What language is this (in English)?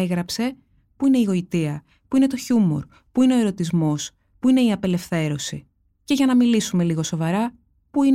Greek